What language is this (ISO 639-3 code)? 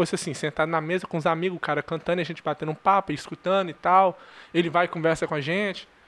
por